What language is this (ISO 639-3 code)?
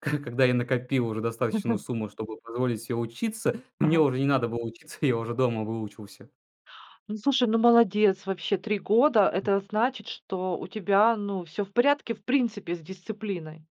rus